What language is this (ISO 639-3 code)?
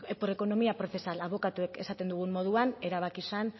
eus